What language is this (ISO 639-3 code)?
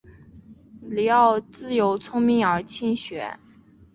zho